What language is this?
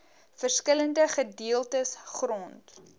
Afrikaans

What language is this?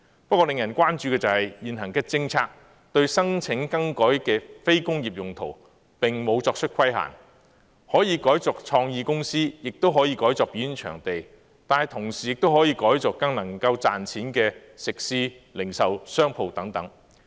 Cantonese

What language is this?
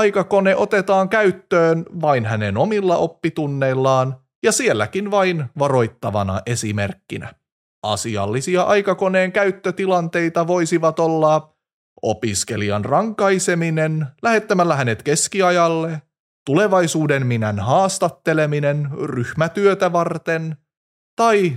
Finnish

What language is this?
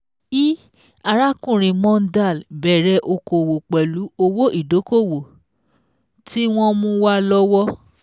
Yoruba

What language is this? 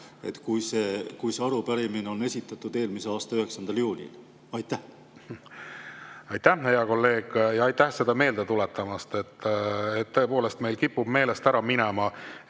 Estonian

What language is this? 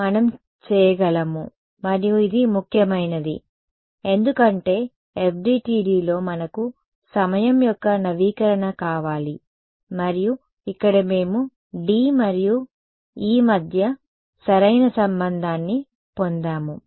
Telugu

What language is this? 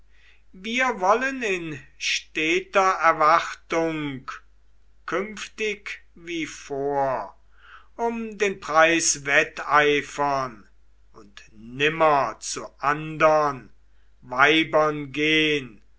German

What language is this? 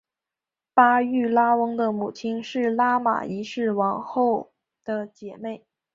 Chinese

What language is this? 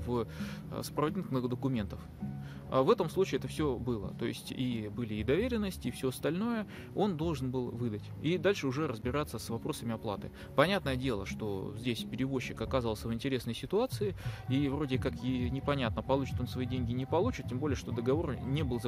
Russian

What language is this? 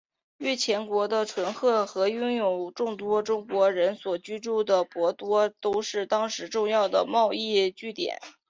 Chinese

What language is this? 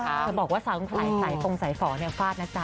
Thai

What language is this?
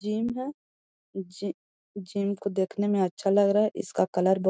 Magahi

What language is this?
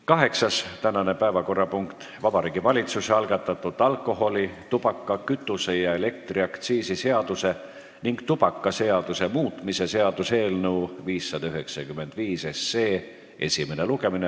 Estonian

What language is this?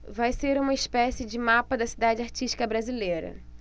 Portuguese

